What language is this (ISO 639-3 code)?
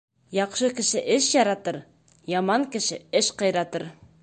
bak